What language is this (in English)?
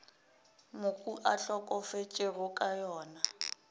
Northern Sotho